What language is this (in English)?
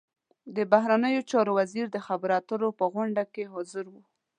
Pashto